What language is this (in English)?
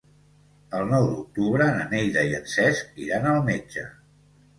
Catalan